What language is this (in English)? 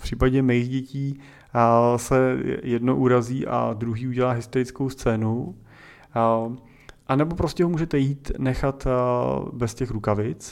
Czech